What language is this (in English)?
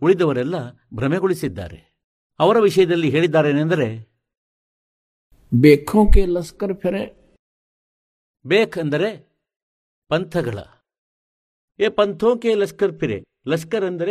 Kannada